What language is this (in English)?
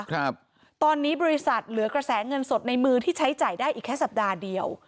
Thai